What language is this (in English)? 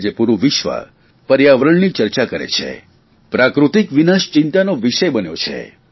Gujarati